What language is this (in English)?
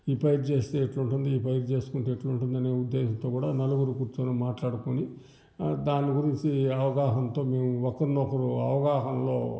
Telugu